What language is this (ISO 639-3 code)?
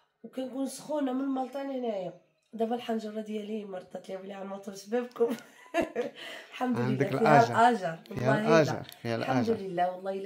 ara